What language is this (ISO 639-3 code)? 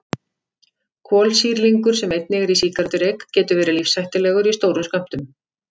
isl